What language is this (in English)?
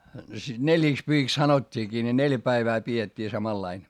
Finnish